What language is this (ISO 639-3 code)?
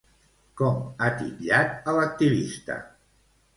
cat